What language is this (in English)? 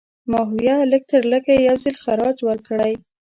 Pashto